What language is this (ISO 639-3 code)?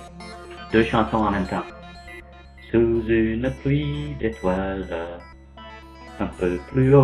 fra